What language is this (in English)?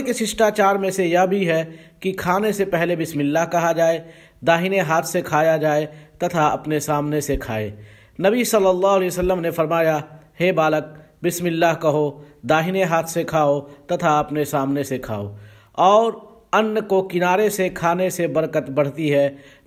Arabic